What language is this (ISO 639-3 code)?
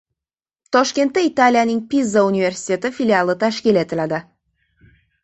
uzb